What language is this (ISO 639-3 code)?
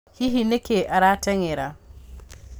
kik